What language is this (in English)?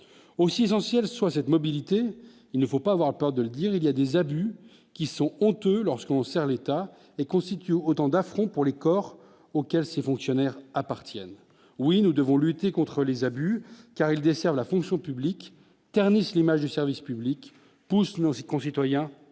French